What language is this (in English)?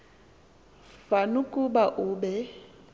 Xhosa